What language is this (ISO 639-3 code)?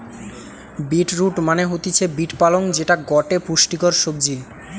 ben